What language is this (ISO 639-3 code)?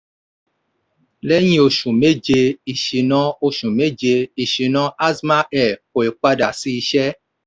yor